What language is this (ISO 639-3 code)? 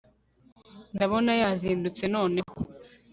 kin